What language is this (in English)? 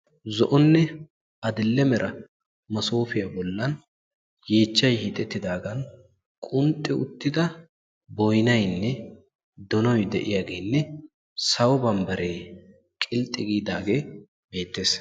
Wolaytta